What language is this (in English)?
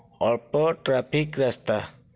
Odia